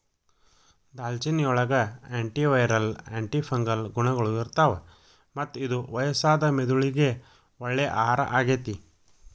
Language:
Kannada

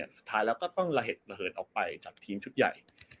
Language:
Thai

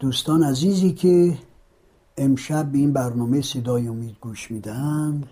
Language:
Persian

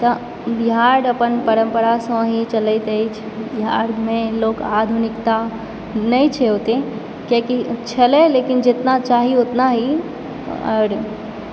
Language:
Maithili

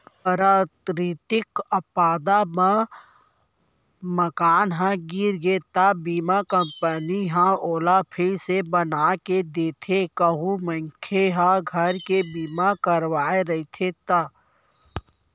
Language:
Chhattisgarhi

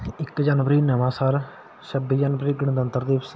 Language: Punjabi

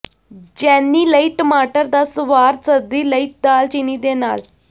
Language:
Punjabi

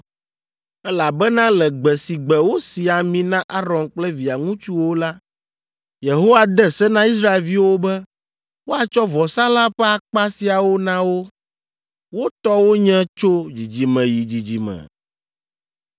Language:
Ewe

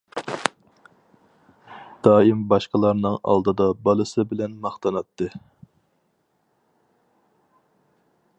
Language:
Uyghur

